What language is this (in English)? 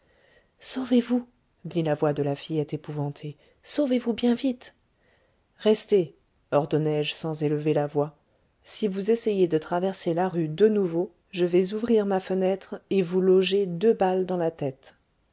French